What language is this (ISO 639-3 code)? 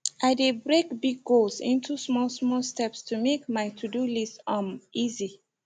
pcm